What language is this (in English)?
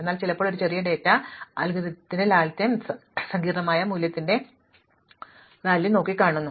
Malayalam